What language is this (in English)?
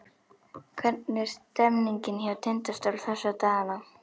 Icelandic